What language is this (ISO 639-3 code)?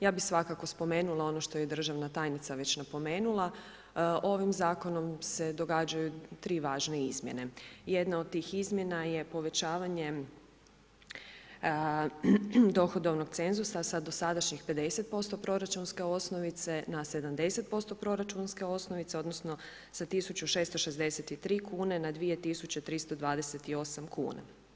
hrv